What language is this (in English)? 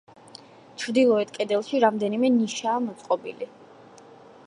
Georgian